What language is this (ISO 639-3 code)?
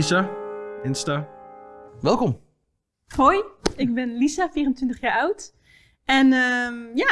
nld